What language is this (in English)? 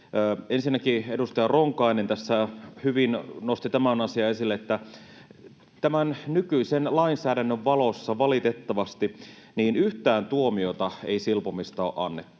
Finnish